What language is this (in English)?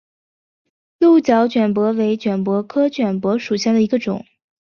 Chinese